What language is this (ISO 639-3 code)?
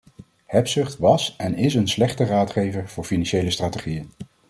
nld